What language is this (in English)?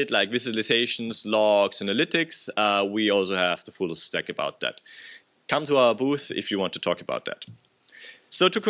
English